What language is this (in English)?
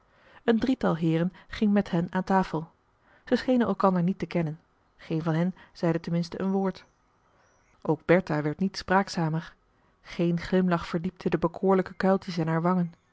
Dutch